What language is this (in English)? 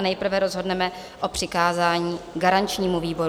Czech